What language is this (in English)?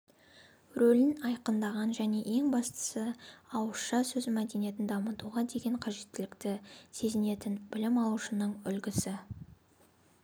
Kazakh